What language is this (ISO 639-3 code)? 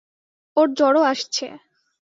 ben